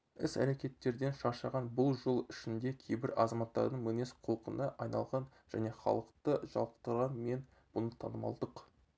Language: Kazakh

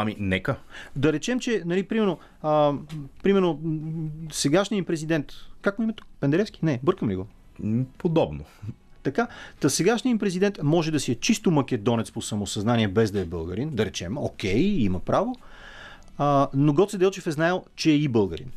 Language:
Bulgarian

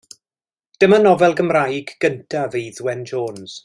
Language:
Welsh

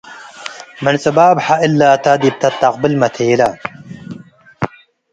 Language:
Tigre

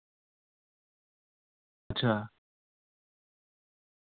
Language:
Dogri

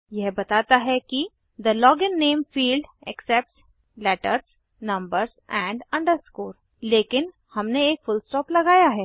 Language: Hindi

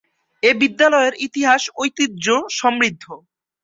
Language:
Bangla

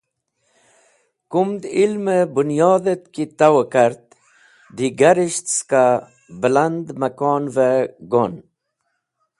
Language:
Wakhi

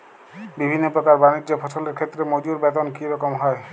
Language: Bangla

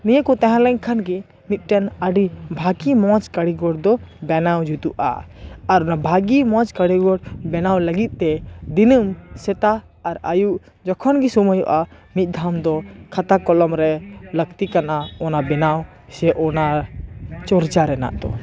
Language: Santali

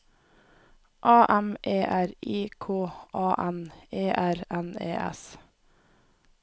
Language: Norwegian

